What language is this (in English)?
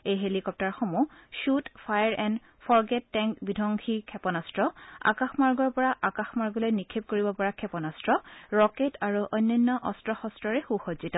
Assamese